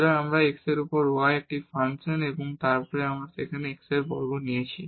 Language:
Bangla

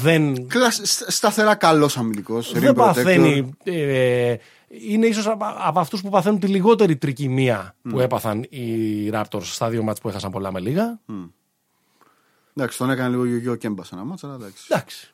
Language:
Greek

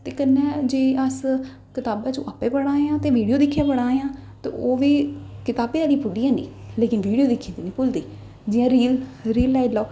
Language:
Dogri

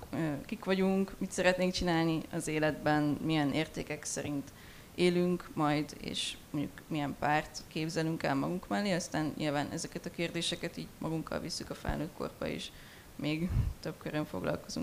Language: Hungarian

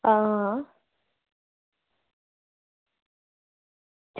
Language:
Dogri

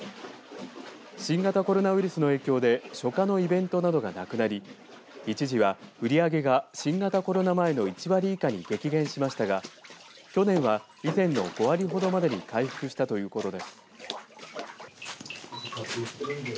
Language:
Japanese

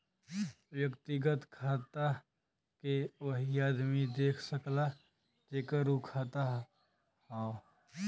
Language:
Bhojpuri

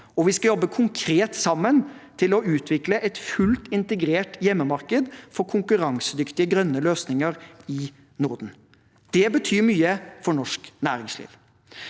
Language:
Norwegian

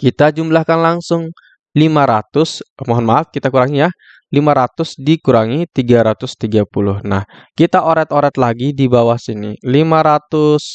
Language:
Indonesian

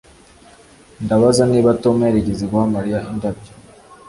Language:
Kinyarwanda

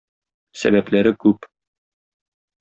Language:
Tatar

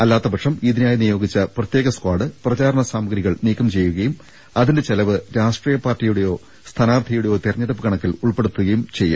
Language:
Malayalam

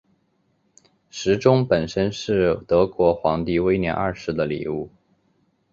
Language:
Chinese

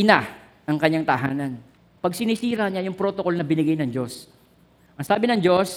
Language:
Filipino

